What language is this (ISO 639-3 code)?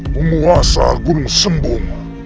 ind